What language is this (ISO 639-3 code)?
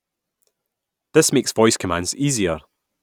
eng